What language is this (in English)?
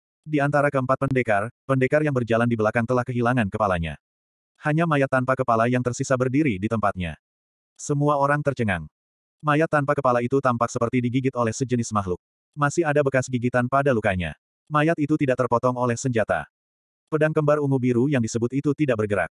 Indonesian